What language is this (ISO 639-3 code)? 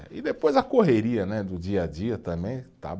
por